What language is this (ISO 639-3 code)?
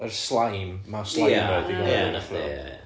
cym